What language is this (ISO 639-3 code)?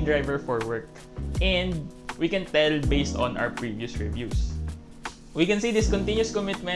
eng